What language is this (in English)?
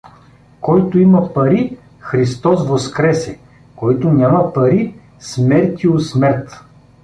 Bulgarian